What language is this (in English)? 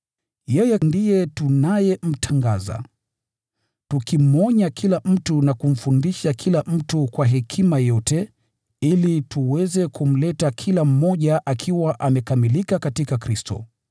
Swahili